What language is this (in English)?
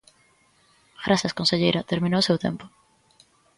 Galician